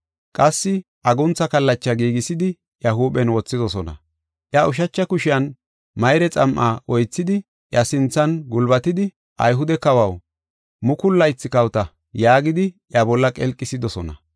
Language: Gofa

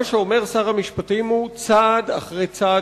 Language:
Hebrew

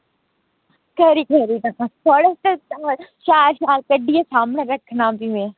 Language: Dogri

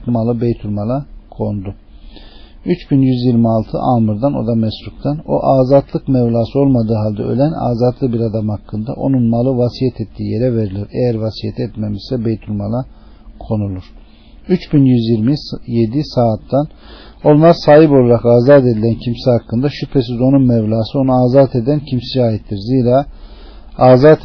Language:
Turkish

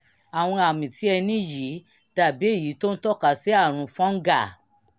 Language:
Yoruba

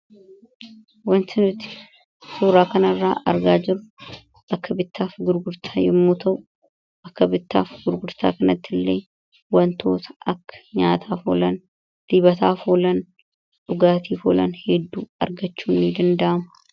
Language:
Oromo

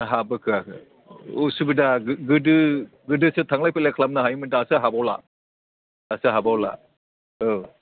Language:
Bodo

